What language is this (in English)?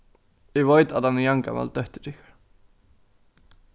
Faroese